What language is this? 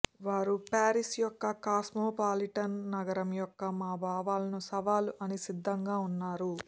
Telugu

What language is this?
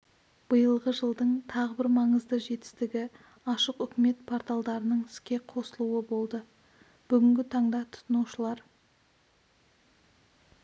Kazakh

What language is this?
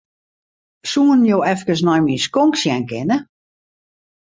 Western Frisian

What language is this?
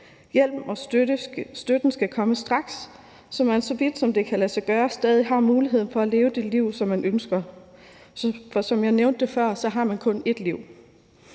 Danish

